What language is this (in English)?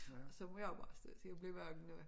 Danish